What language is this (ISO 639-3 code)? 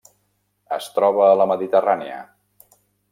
cat